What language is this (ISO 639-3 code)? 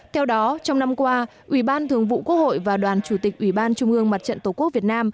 vie